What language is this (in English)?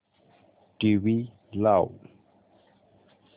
Marathi